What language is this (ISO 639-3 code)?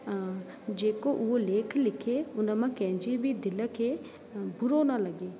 snd